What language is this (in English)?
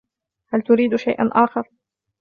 Arabic